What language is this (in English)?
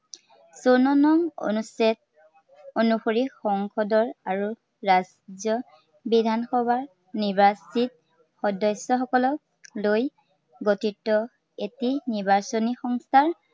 Assamese